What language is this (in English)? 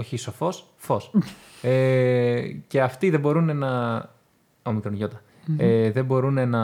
Greek